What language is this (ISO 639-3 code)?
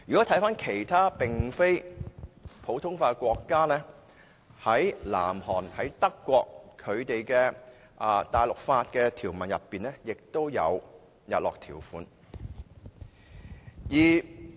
yue